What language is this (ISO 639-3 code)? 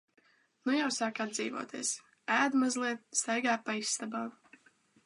lav